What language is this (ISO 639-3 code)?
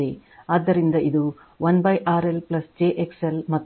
kan